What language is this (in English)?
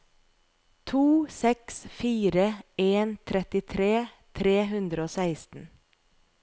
Norwegian